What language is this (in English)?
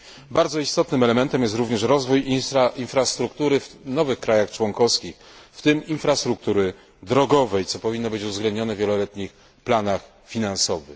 Polish